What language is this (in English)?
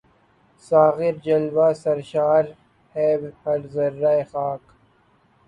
Urdu